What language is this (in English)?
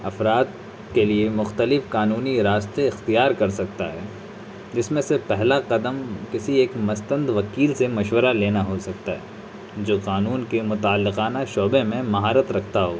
Urdu